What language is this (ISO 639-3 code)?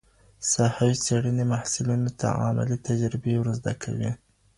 pus